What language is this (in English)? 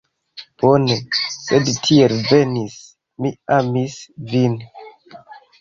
Esperanto